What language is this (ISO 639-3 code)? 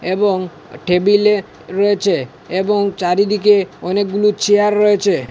ben